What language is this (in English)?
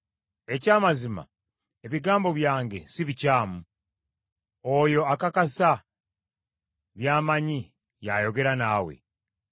Ganda